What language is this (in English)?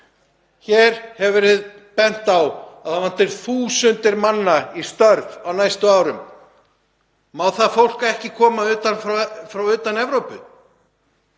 Icelandic